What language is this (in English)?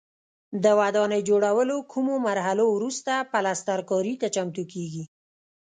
Pashto